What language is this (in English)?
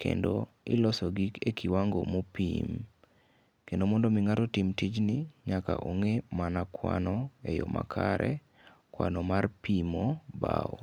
Luo (Kenya and Tanzania)